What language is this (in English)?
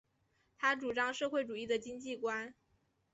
Chinese